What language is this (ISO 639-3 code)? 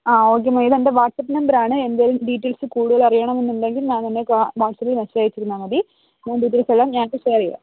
mal